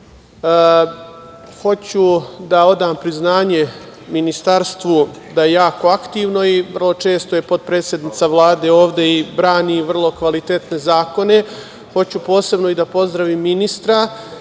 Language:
Serbian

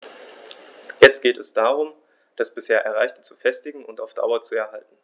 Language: German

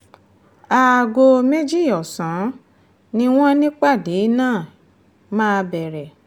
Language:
Yoruba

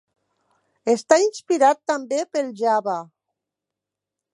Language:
Catalan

